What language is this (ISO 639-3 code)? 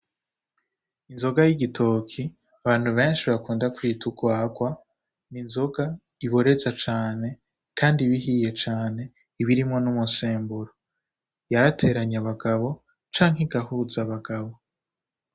run